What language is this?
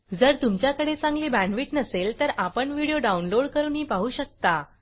Marathi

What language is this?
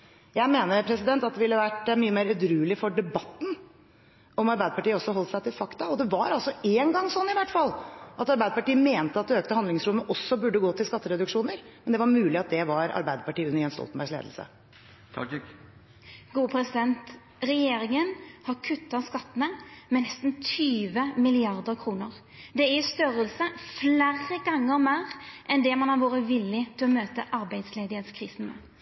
Norwegian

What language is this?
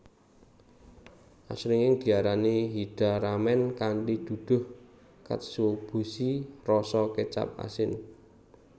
Javanese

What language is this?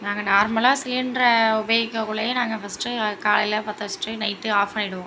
Tamil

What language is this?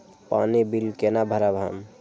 Maithili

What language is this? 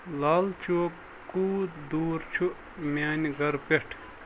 Kashmiri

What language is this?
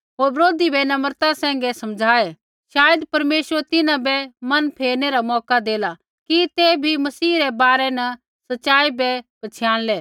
Kullu Pahari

